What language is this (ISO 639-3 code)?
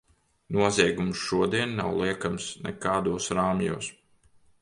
lav